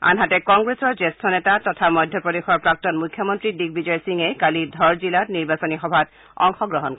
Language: Assamese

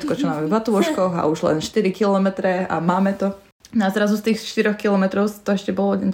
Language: Slovak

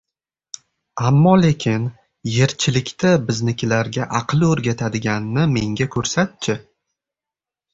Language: Uzbek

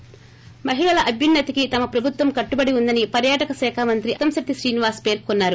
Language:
Telugu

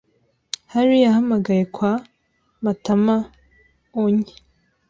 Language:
Kinyarwanda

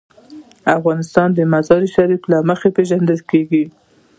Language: Pashto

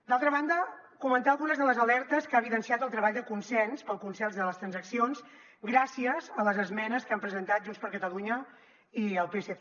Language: Catalan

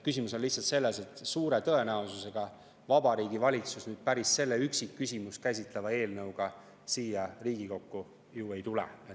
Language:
Estonian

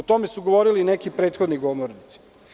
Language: Serbian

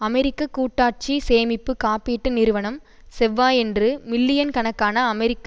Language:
Tamil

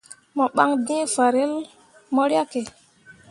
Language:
Mundang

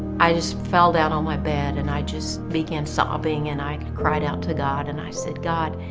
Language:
English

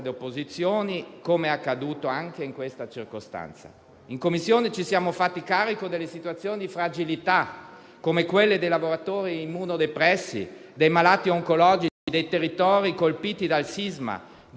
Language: Italian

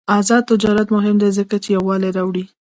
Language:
Pashto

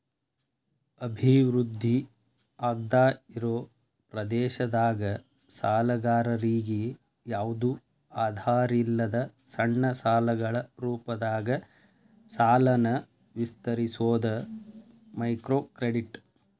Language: Kannada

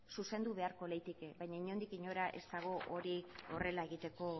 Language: Basque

